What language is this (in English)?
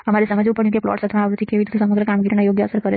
Gujarati